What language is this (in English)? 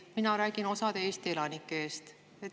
Estonian